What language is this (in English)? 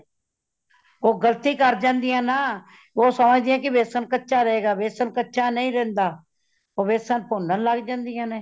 Punjabi